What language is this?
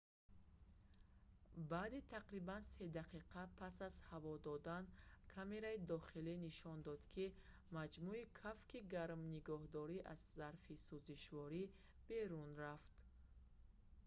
Tajik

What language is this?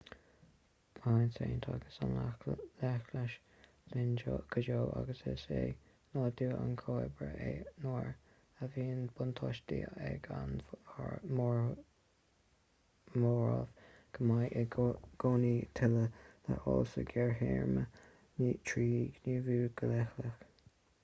Irish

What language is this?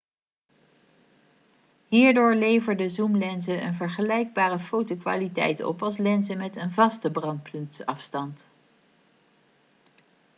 Dutch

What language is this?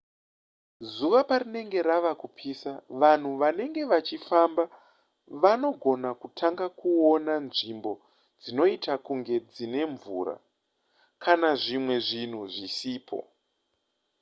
Shona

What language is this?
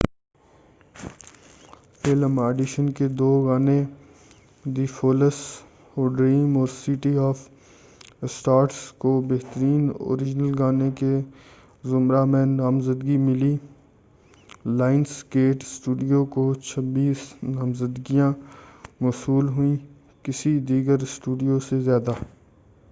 Urdu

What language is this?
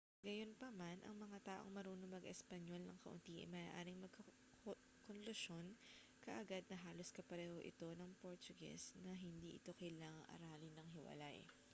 Filipino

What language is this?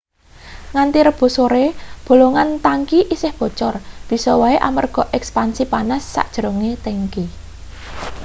Javanese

